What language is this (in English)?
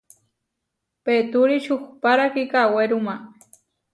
Huarijio